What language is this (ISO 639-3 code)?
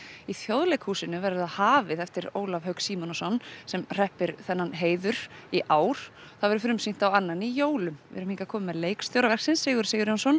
isl